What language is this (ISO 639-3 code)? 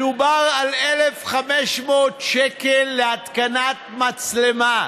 heb